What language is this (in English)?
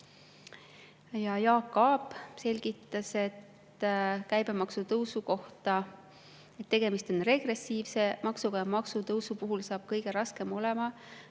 Estonian